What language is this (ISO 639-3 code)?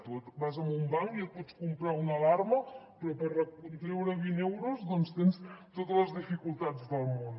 cat